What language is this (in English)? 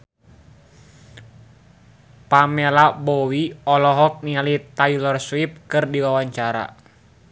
Sundanese